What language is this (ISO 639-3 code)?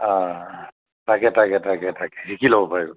asm